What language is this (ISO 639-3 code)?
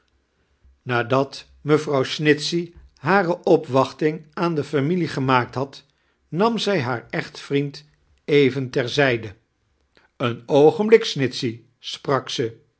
nld